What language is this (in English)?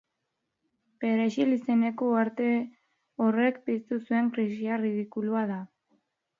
Basque